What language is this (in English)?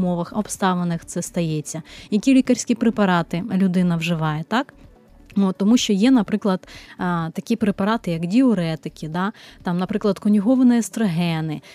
Ukrainian